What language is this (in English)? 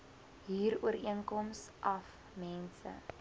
Afrikaans